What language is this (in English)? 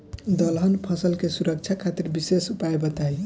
Bhojpuri